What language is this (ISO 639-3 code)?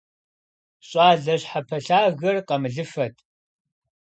kbd